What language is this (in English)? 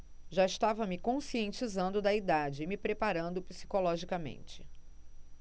Portuguese